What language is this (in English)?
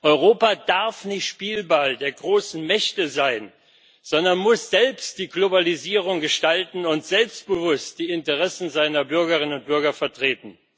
German